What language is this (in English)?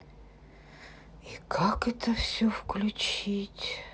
Russian